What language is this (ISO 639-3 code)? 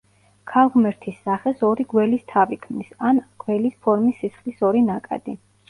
kat